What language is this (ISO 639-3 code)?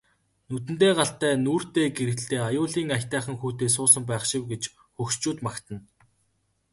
mon